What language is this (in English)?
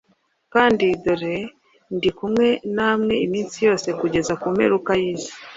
Kinyarwanda